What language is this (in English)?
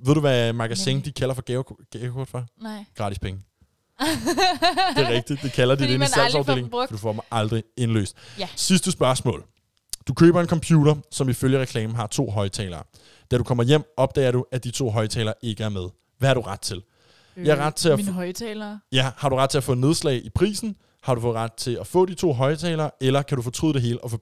Danish